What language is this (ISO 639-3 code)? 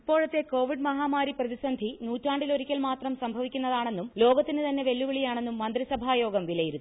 mal